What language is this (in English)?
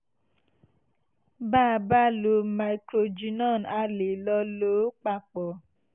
Yoruba